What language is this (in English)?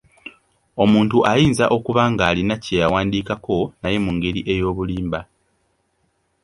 Ganda